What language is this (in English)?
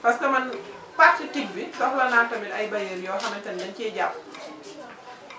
Wolof